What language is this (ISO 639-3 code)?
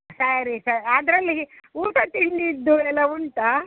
kan